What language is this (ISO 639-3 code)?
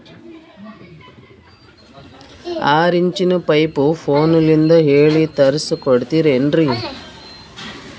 kan